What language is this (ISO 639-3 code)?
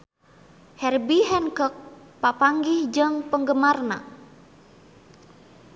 sun